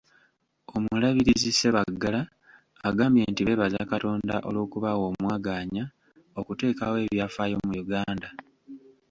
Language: Ganda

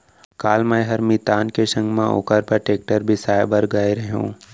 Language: Chhattisgarhi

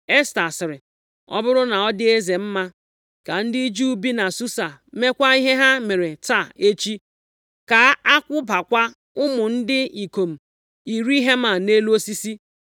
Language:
Igbo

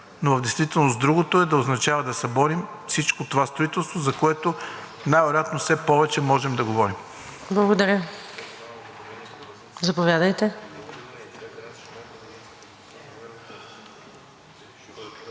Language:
Bulgarian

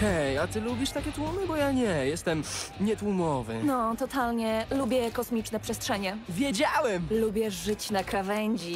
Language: Polish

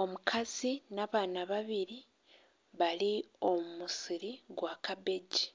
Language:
Nyankole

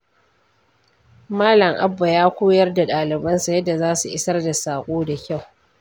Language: Hausa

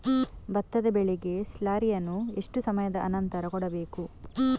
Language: Kannada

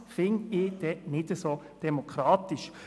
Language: Swiss German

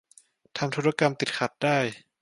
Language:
Thai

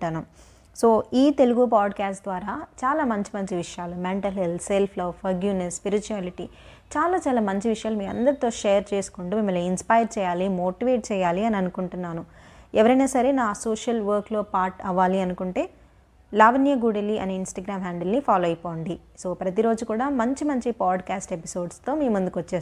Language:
Telugu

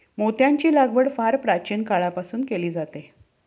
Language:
Marathi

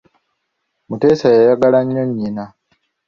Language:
Ganda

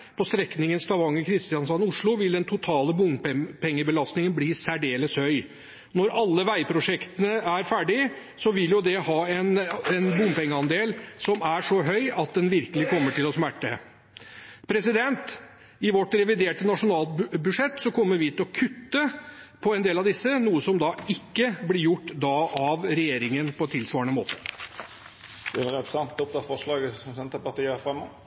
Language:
Norwegian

